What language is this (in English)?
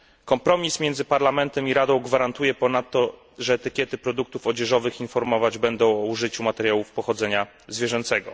Polish